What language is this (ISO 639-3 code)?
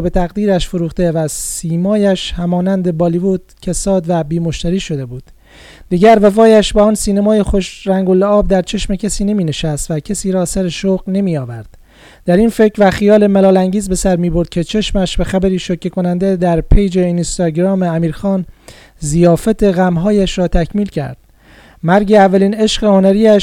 fas